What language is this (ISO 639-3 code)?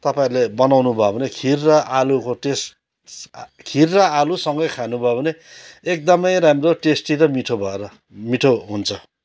nep